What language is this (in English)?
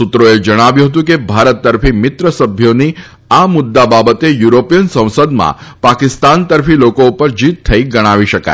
Gujarati